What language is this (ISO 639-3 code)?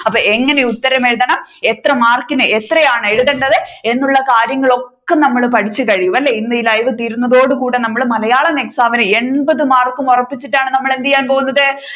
mal